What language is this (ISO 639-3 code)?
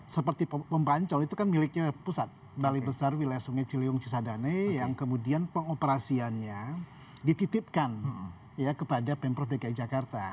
ind